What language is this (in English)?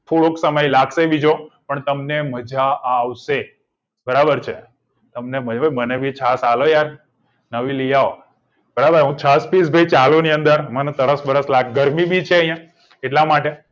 Gujarati